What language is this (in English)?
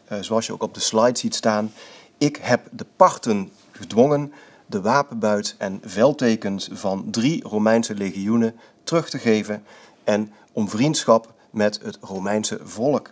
Dutch